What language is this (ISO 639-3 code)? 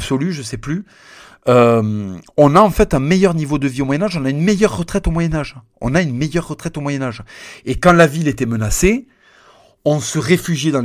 fra